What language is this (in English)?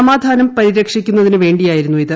Malayalam